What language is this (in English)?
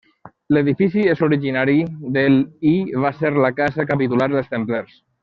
Catalan